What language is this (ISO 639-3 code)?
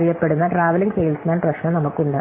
mal